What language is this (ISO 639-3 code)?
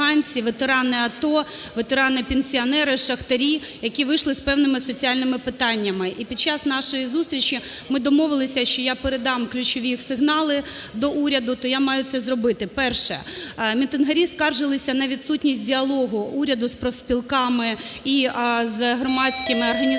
ukr